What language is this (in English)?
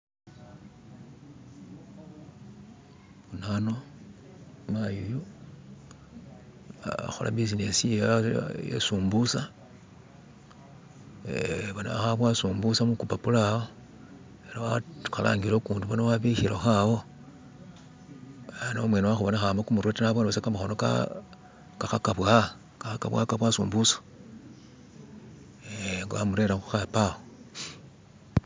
Masaaba